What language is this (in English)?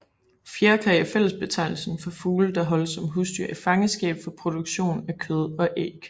Danish